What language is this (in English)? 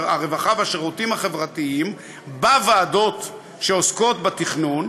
Hebrew